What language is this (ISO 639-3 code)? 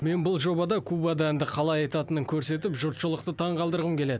kaz